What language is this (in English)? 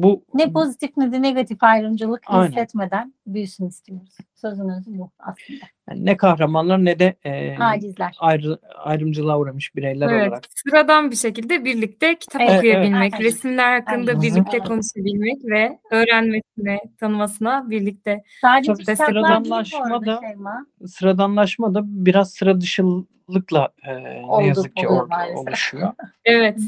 Turkish